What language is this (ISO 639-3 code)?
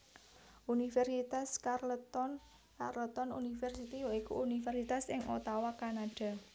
jav